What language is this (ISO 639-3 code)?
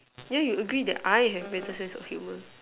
eng